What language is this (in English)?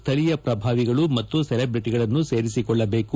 Kannada